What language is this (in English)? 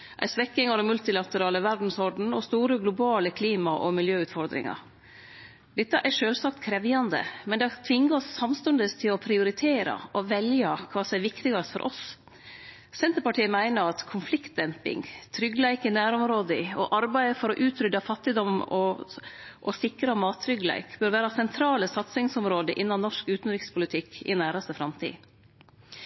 Norwegian Nynorsk